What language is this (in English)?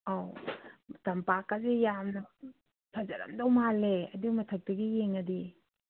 Manipuri